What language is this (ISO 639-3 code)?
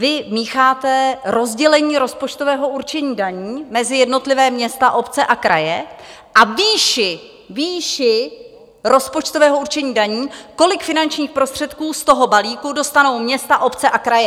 ces